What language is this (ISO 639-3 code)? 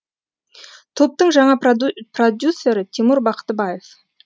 kaz